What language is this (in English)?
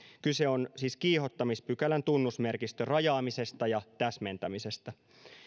Finnish